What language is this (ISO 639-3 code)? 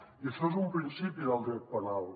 cat